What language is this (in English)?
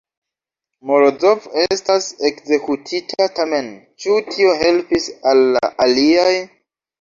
Esperanto